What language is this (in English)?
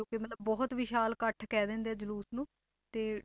Punjabi